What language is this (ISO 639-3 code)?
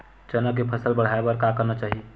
hne